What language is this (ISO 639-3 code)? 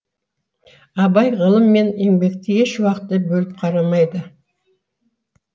kaz